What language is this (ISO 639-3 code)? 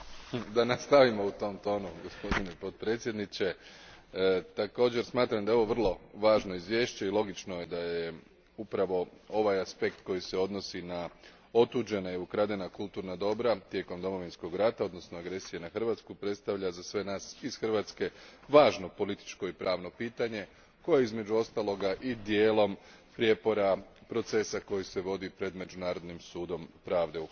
hrv